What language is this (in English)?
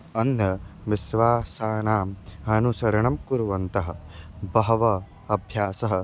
Sanskrit